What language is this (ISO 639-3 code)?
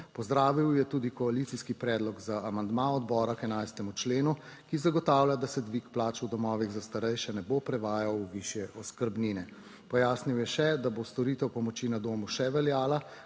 slv